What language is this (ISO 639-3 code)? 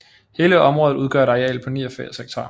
dan